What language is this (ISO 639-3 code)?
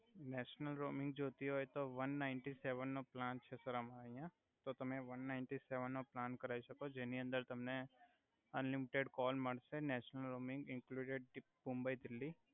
guj